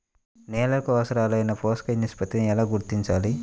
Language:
Telugu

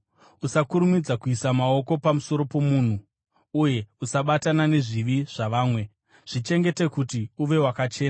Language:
Shona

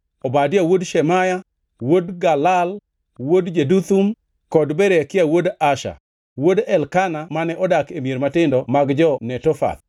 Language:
Luo (Kenya and Tanzania)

